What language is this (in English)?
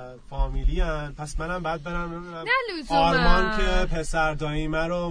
Persian